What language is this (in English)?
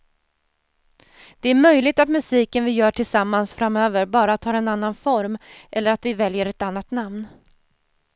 Swedish